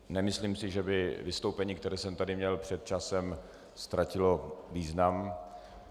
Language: Czech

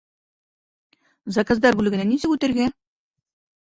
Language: Bashkir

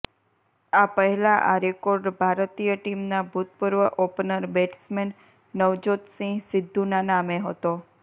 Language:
Gujarati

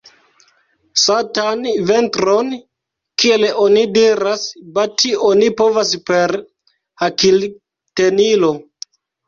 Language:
Esperanto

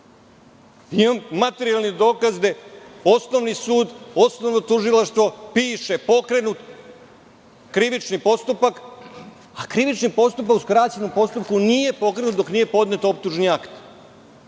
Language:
Serbian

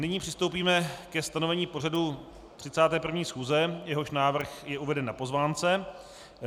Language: Czech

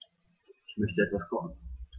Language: German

